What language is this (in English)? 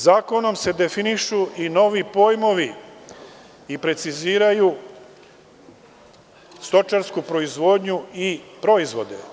Serbian